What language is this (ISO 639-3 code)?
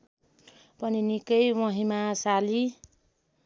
nep